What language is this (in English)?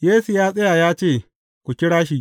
Hausa